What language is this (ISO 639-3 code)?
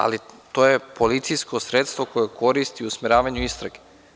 srp